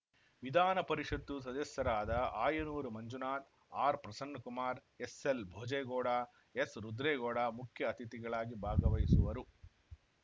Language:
Kannada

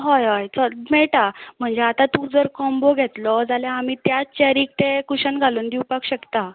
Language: Konkani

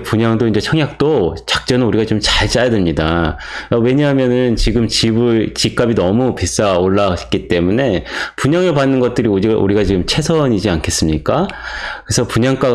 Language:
Korean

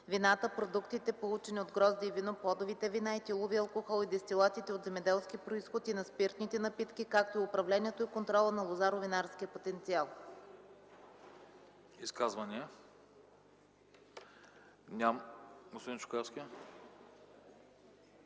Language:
Bulgarian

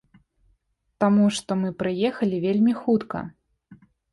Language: Belarusian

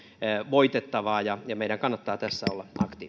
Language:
Finnish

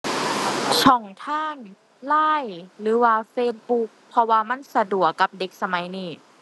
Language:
Thai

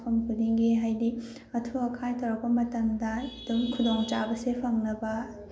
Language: Manipuri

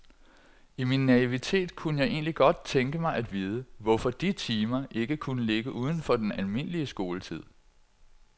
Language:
Danish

